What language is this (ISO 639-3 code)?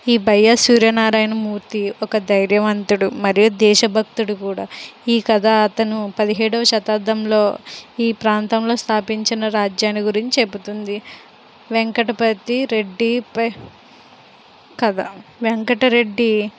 tel